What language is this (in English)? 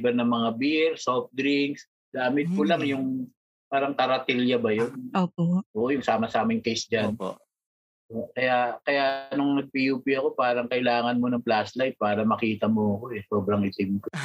Filipino